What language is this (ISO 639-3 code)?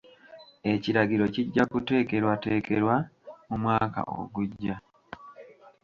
lug